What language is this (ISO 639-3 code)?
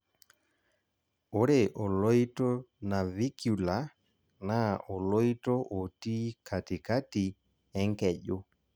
mas